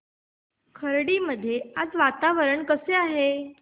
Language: Marathi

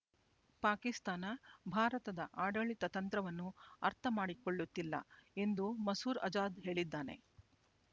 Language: Kannada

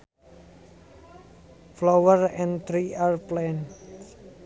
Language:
Sundanese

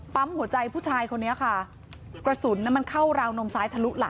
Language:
Thai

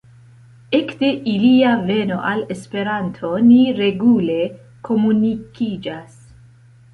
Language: Esperanto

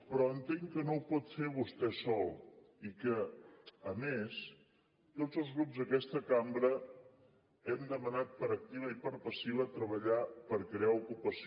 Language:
Catalan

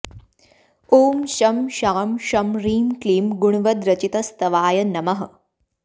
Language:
Sanskrit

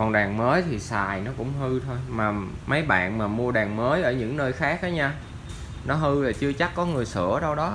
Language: Vietnamese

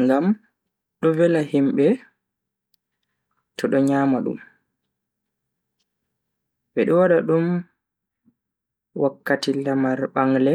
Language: Bagirmi Fulfulde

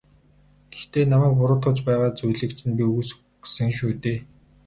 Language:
Mongolian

